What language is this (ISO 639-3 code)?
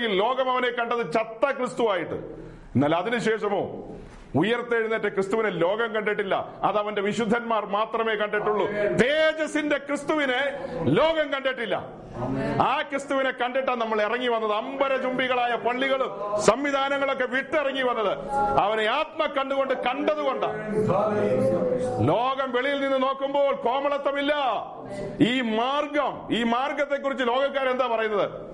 mal